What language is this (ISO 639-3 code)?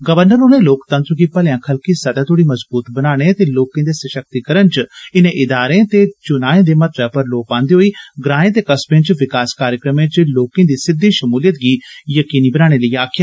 doi